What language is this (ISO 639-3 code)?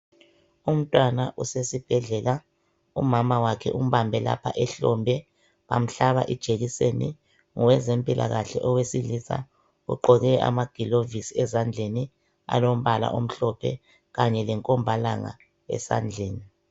nde